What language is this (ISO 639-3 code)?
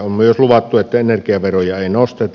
fin